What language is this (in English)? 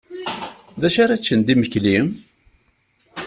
Kabyle